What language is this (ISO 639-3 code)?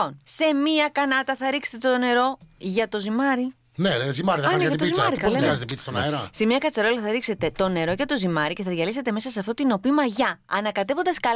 ell